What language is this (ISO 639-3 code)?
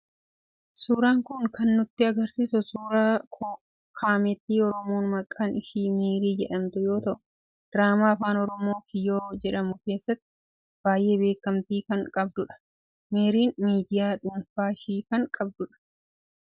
orm